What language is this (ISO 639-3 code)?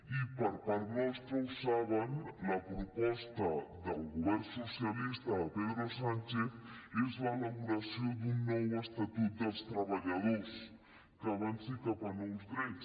cat